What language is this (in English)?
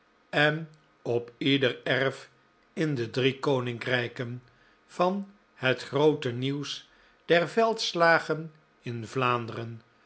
Dutch